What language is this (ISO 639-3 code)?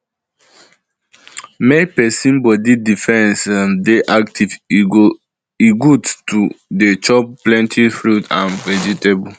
pcm